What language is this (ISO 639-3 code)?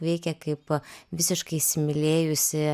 lit